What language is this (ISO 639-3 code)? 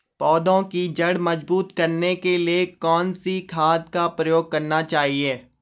hin